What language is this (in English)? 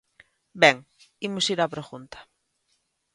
Galician